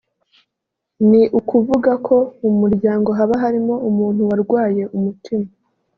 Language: Kinyarwanda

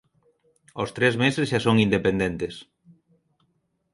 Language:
Galician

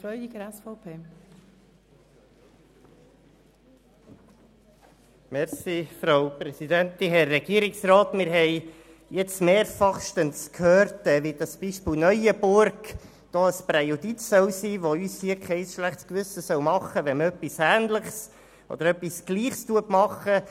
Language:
Swiss German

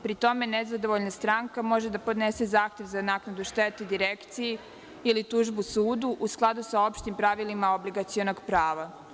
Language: Serbian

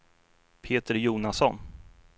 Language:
Swedish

